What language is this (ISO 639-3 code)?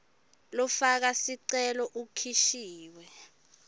ssw